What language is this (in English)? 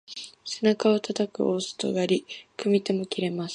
Japanese